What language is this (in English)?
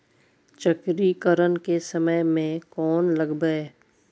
Maithili